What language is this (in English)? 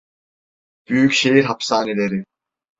Turkish